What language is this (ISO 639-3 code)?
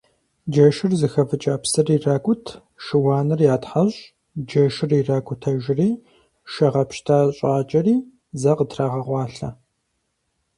kbd